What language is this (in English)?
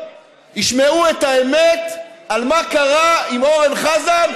Hebrew